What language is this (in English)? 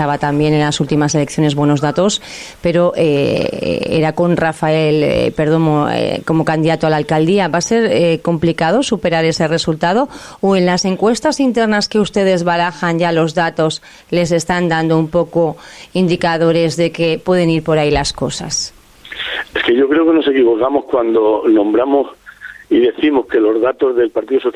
Spanish